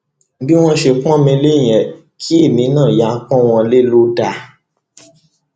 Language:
Yoruba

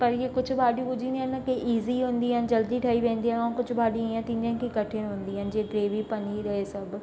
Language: Sindhi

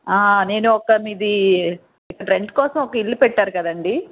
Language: Telugu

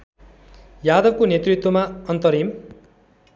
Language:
Nepali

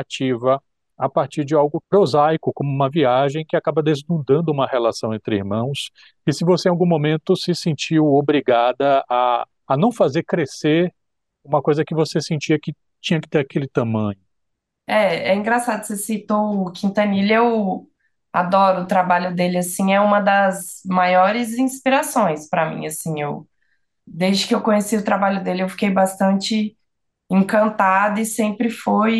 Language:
Portuguese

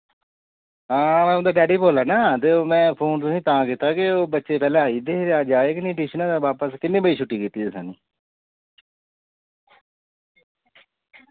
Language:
Dogri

